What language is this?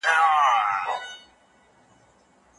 Pashto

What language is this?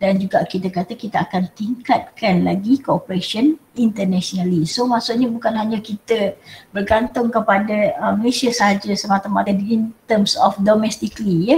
Malay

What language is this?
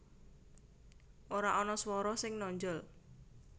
Javanese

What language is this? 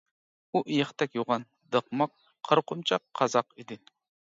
Uyghur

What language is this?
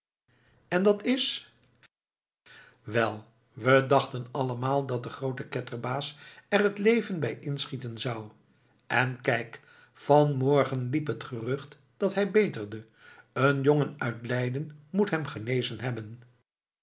Dutch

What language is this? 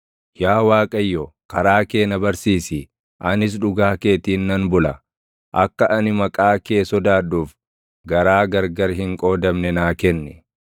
Oromo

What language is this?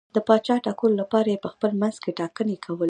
Pashto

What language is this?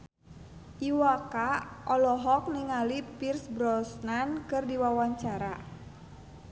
Sundanese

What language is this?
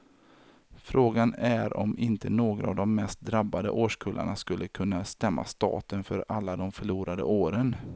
Swedish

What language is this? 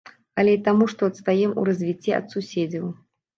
Belarusian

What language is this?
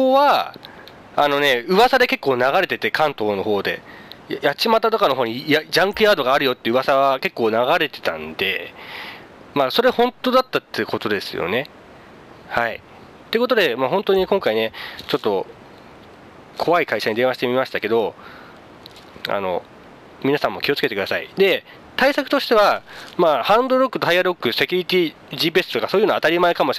Japanese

